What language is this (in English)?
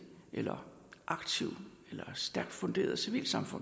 Danish